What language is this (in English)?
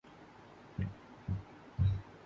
Urdu